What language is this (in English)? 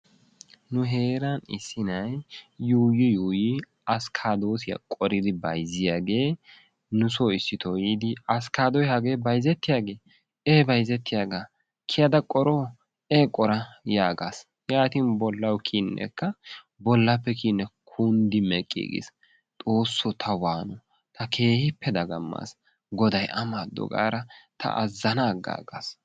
Wolaytta